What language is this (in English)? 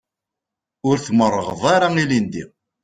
Kabyle